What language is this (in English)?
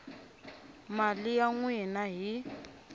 Tsonga